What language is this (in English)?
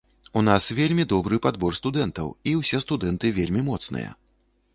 Belarusian